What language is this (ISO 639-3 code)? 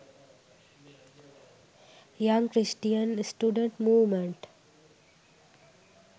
sin